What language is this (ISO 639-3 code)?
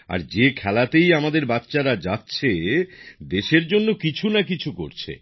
ben